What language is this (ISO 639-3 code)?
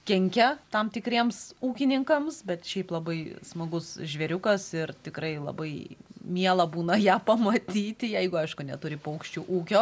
lit